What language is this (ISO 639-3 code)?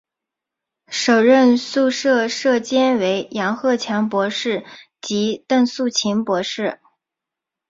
zho